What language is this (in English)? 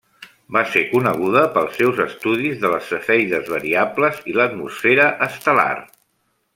Catalan